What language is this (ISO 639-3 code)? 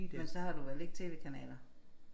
dan